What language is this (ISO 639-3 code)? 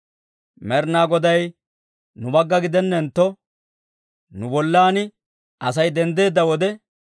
dwr